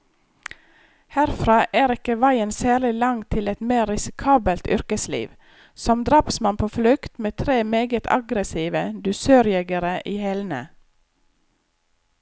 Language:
Norwegian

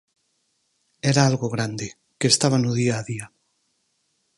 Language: Galician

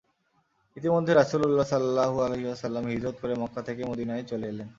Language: Bangla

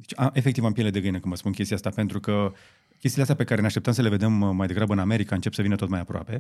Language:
Romanian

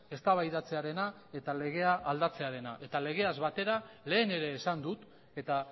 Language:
Basque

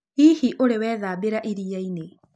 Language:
Kikuyu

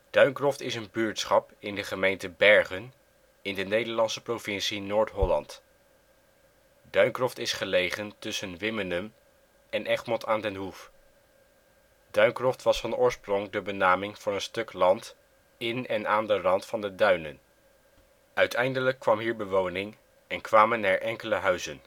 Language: Dutch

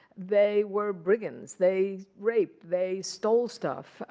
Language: English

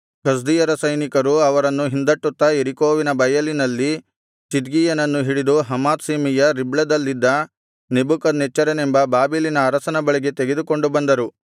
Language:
Kannada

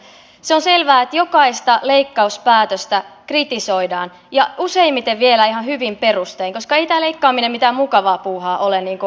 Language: Finnish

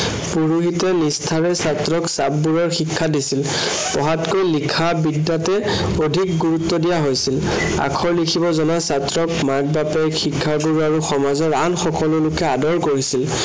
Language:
Assamese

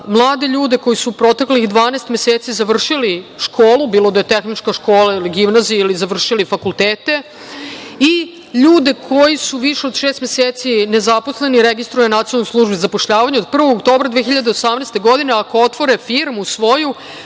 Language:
Serbian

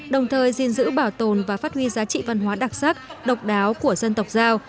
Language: Vietnamese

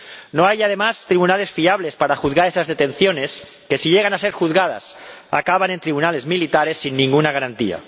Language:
Spanish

